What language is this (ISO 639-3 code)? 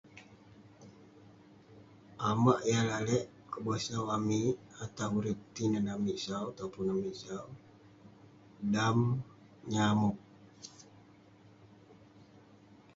pne